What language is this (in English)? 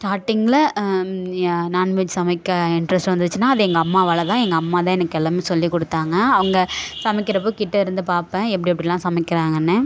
Tamil